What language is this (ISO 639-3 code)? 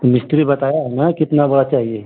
hin